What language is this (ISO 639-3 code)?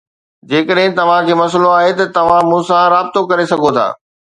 snd